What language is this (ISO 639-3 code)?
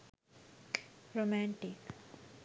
sin